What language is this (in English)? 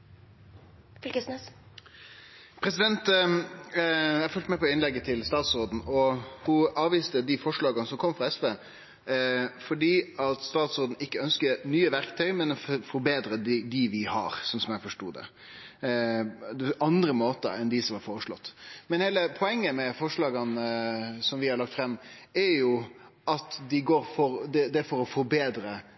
Norwegian Nynorsk